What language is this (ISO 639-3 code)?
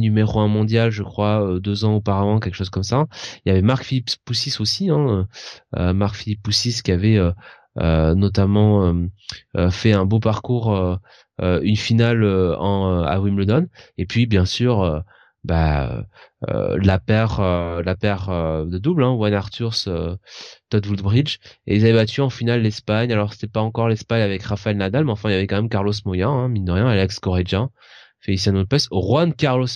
fra